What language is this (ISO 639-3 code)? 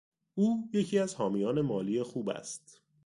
fas